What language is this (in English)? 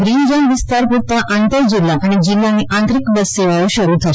Gujarati